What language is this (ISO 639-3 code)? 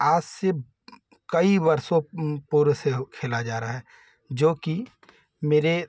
hin